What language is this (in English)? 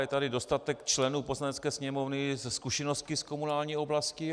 Czech